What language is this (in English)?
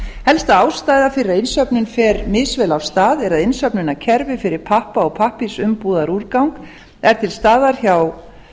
Icelandic